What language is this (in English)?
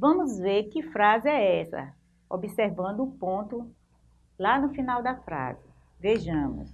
Portuguese